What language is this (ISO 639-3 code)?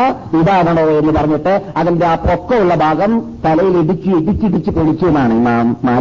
mal